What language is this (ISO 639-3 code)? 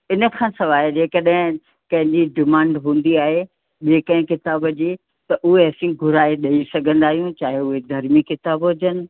snd